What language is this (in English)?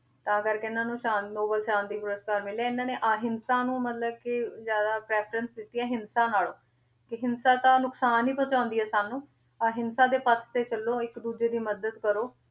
Punjabi